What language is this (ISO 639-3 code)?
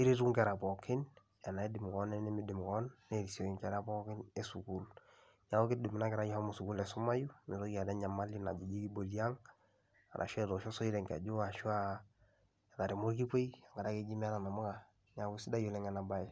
mas